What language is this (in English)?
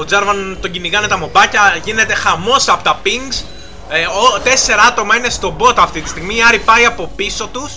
Greek